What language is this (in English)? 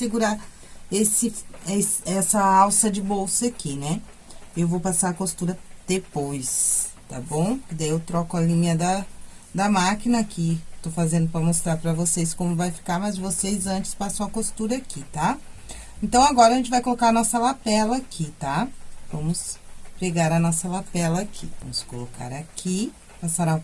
Portuguese